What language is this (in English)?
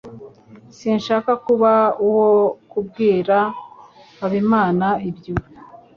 Kinyarwanda